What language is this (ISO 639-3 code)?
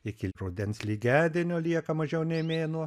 lit